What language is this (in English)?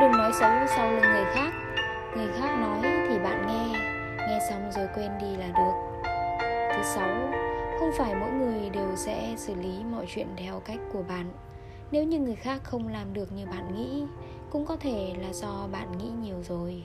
Vietnamese